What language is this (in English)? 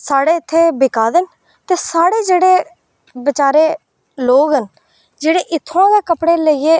Dogri